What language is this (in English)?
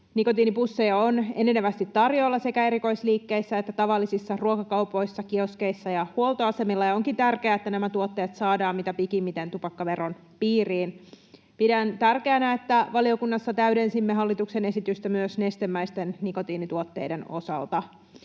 Finnish